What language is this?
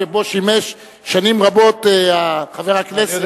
Hebrew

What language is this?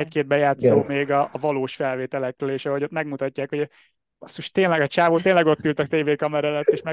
Hungarian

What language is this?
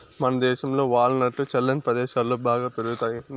Telugu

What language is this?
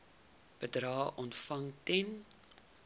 Afrikaans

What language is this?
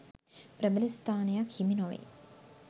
Sinhala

